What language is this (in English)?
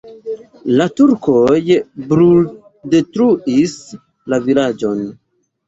Esperanto